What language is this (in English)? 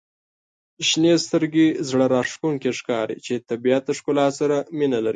Pashto